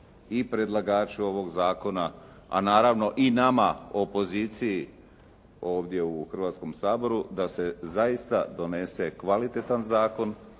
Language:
Croatian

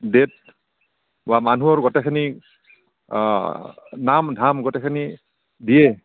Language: Assamese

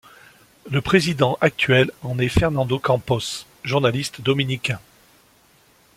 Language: French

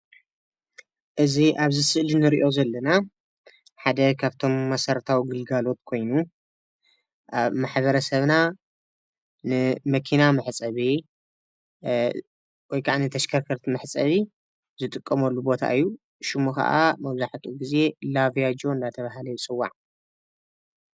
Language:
Tigrinya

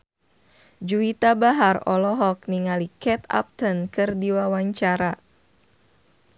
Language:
Sundanese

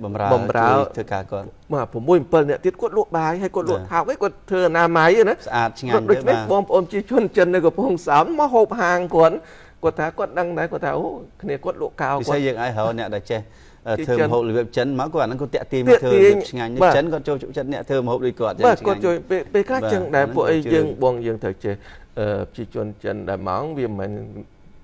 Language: Vietnamese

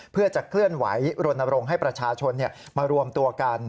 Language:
Thai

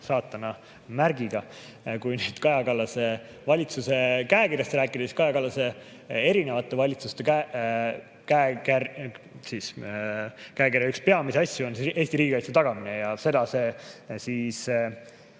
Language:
Estonian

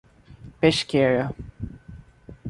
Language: Portuguese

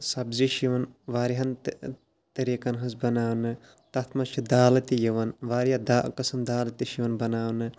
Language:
Kashmiri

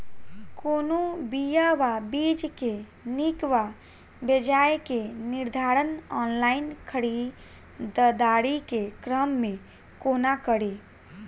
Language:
Maithili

